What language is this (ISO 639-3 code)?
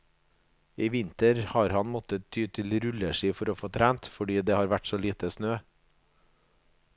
nor